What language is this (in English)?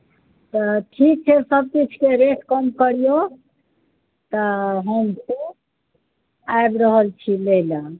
Maithili